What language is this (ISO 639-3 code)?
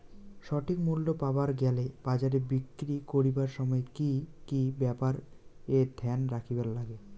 ben